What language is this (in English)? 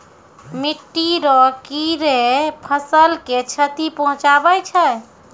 Maithili